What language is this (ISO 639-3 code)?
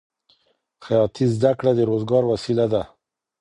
pus